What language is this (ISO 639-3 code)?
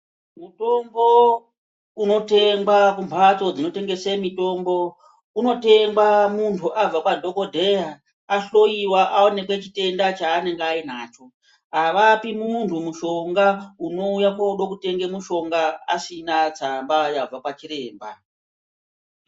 ndc